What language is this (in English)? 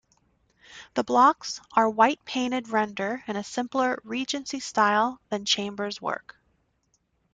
English